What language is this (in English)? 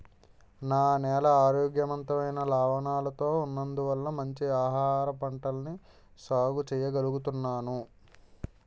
Telugu